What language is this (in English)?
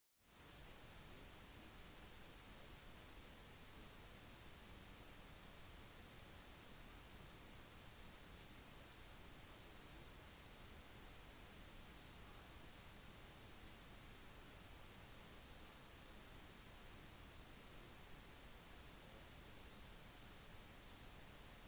Norwegian Bokmål